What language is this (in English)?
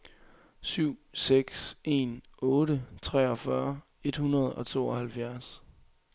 Danish